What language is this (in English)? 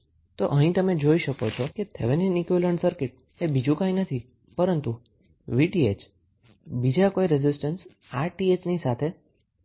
Gujarati